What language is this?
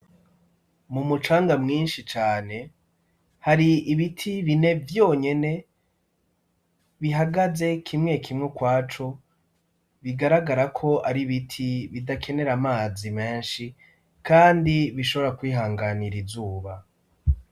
Rundi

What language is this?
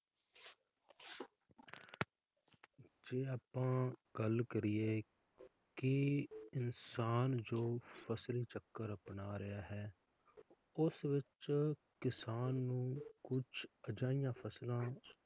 Punjabi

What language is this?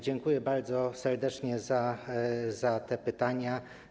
Polish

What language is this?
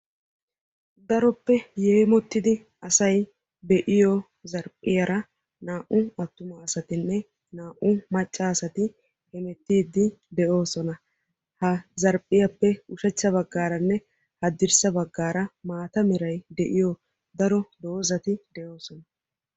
Wolaytta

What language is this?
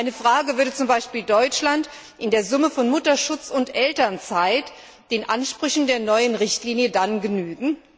German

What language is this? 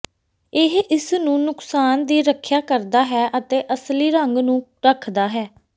Punjabi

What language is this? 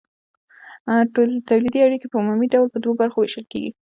Pashto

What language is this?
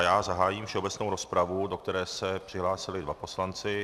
Czech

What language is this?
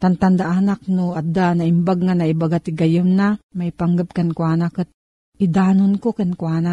Filipino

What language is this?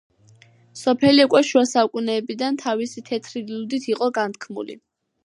Georgian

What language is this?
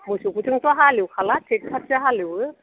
Bodo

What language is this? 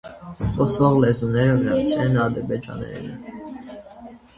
Armenian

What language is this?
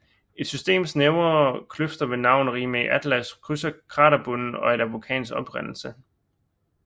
Danish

